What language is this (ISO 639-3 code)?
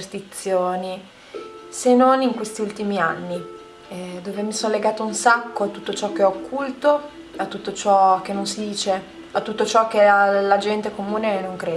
ita